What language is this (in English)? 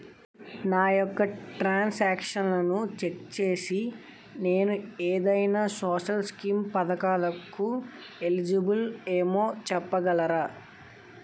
Telugu